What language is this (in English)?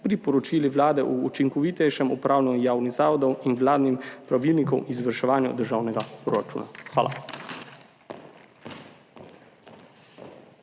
Slovenian